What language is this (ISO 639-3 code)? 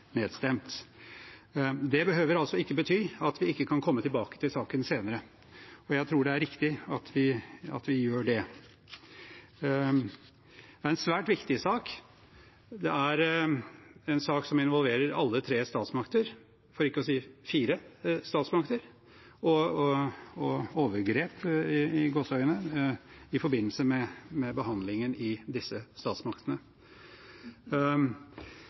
nob